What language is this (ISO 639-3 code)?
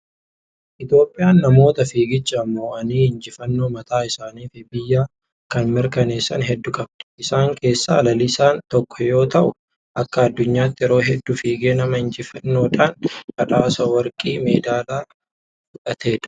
orm